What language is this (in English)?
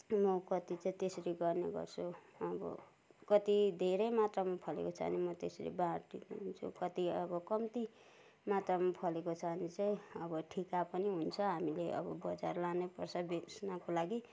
Nepali